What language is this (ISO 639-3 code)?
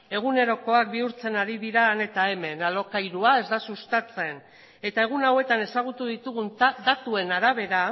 eus